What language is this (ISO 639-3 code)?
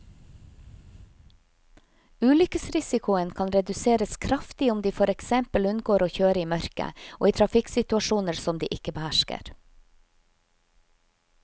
nor